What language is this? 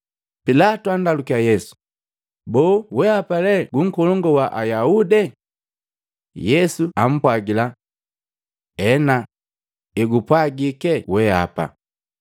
Matengo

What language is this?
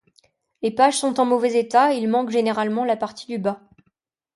French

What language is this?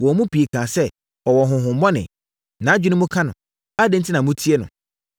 Akan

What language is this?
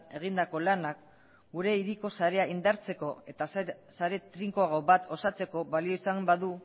Basque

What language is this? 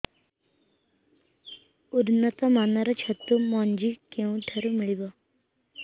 Odia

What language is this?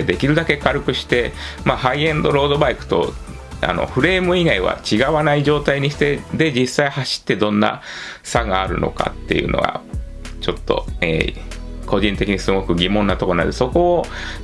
Japanese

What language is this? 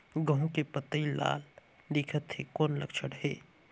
Chhattisgarhi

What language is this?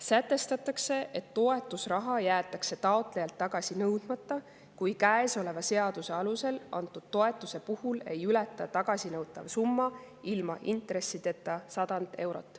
Estonian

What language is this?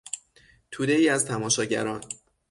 Persian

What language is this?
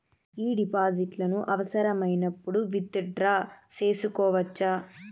Telugu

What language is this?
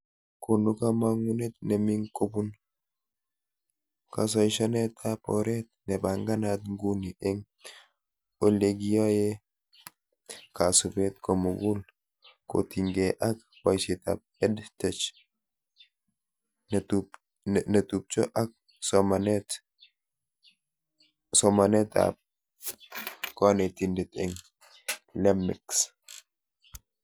Kalenjin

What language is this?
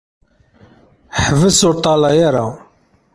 Kabyle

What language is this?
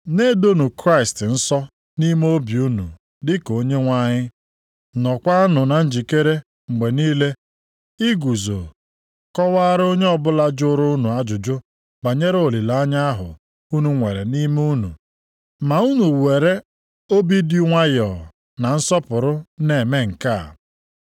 Igbo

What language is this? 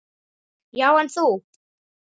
Icelandic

